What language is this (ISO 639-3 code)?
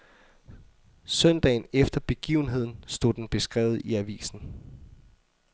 dan